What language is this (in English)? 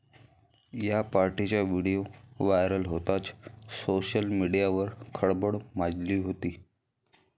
Marathi